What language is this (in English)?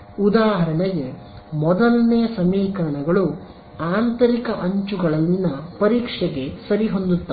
Kannada